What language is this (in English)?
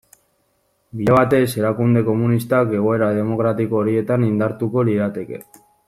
Basque